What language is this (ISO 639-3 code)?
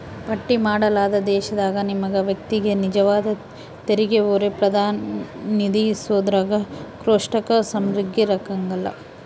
kan